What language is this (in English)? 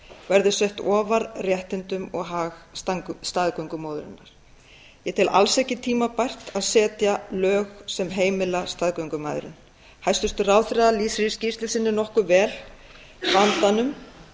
Icelandic